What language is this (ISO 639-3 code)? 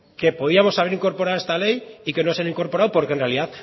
spa